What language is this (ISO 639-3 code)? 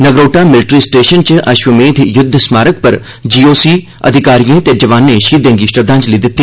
doi